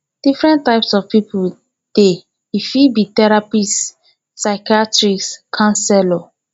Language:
Nigerian Pidgin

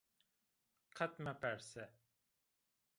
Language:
Zaza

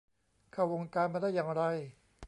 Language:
Thai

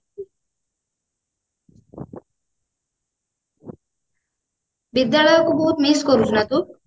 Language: Odia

